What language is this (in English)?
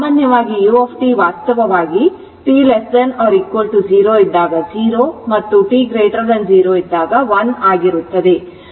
Kannada